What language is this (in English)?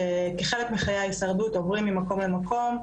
Hebrew